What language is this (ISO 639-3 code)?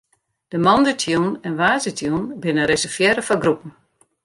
fry